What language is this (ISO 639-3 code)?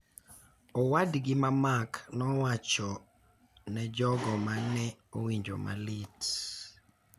luo